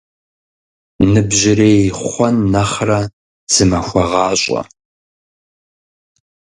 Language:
Kabardian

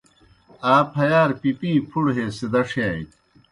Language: Kohistani Shina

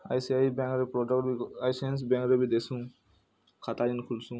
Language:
Odia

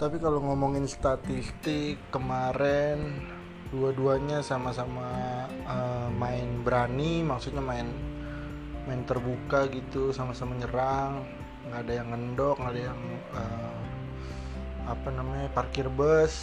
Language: Indonesian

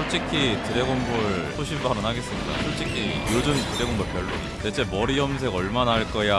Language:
Korean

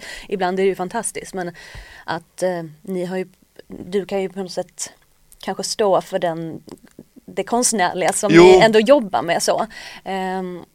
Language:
Swedish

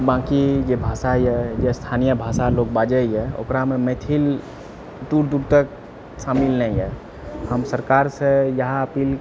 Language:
Maithili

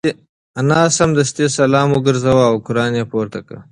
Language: Pashto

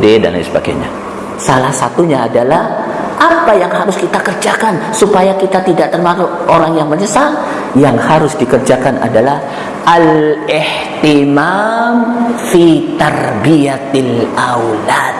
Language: Indonesian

